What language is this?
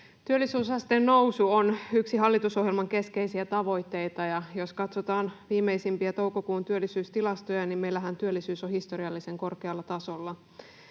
Finnish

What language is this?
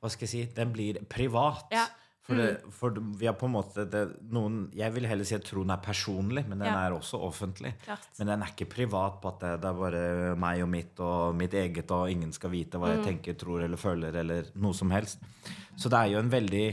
Norwegian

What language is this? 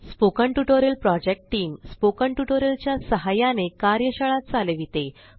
Marathi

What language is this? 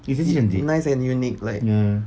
English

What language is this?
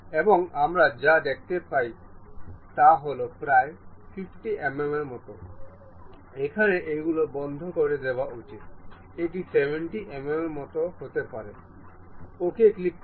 Bangla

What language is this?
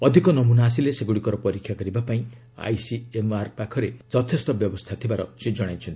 Odia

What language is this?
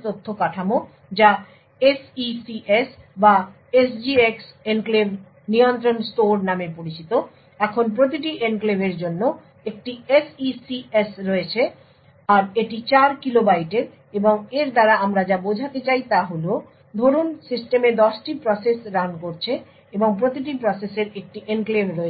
Bangla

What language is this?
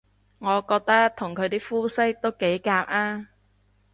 Cantonese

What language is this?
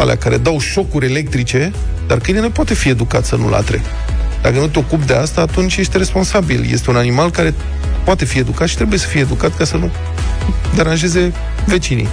Romanian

